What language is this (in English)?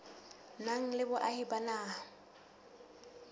Southern Sotho